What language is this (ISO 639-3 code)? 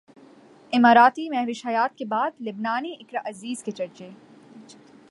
urd